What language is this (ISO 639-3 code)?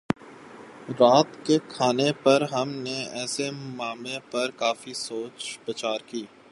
urd